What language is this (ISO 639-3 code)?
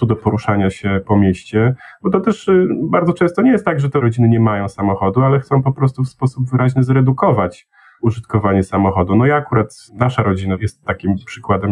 pol